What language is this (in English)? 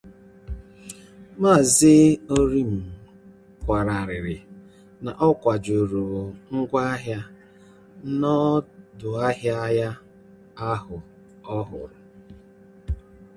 Igbo